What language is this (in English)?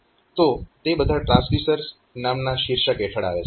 Gujarati